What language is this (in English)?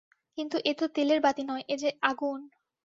Bangla